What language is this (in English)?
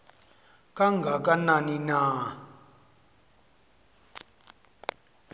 Xhosa